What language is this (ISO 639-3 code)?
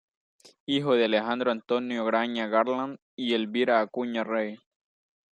spa